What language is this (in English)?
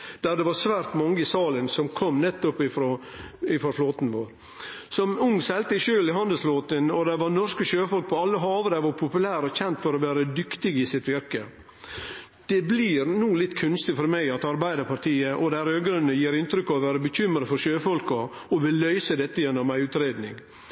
Norwegian Nynorsk